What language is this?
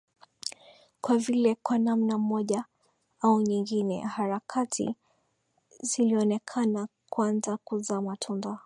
Swahili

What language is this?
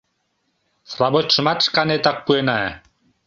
Mari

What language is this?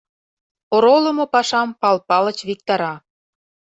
Mari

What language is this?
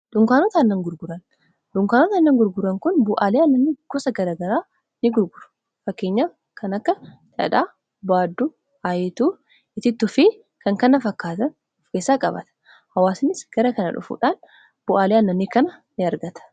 Oromo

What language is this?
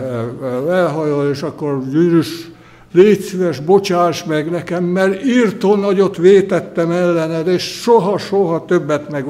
Hungarian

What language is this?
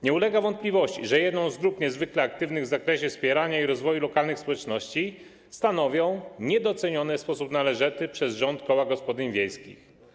Polish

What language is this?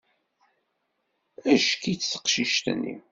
Kabyle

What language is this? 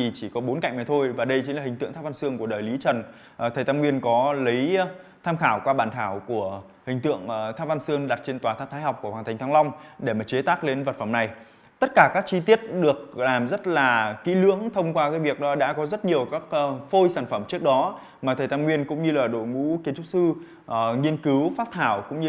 Vietnamese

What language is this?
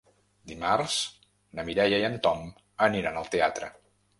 Catalan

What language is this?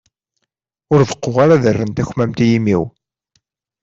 Kabyle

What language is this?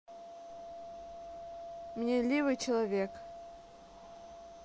Russian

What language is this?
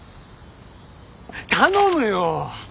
Japanese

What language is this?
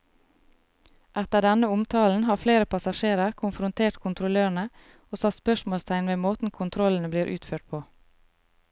Norwegian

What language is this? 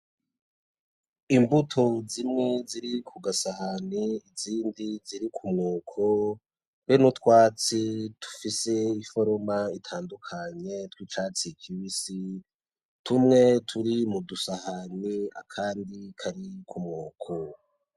Rundi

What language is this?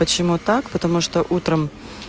Russian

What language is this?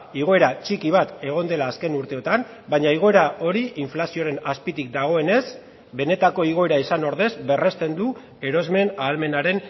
Basque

